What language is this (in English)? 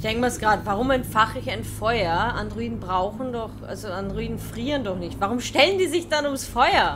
German